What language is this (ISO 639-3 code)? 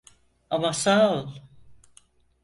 tur